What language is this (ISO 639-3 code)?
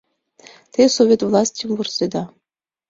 chm